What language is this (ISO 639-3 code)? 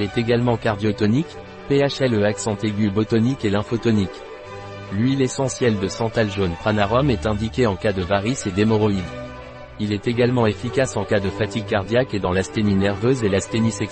fra